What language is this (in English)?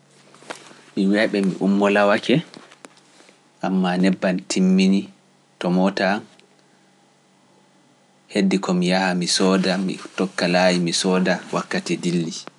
Pular